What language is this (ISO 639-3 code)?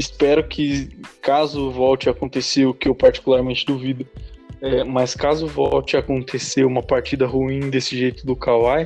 por